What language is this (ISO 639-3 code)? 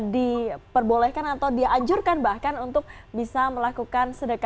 ind